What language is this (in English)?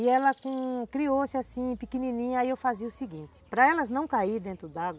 Portuguese